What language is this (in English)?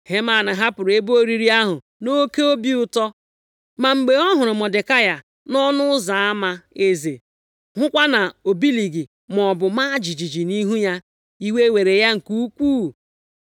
Igbo